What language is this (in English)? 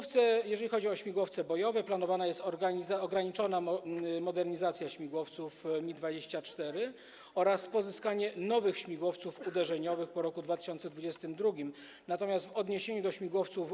Polish